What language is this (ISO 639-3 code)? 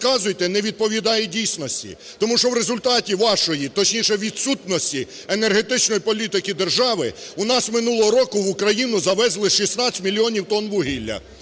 ukr